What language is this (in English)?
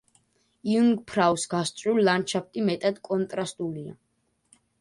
Georgian